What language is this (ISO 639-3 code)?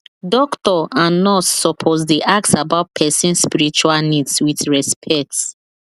pcm